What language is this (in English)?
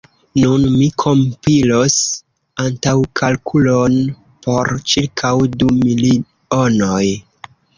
Esperanto